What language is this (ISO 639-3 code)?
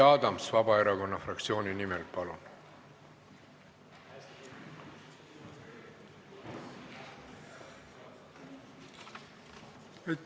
est